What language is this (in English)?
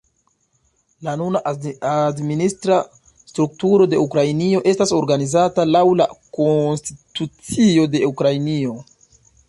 Esperanto